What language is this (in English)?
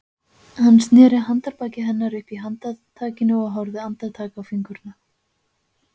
Icelandic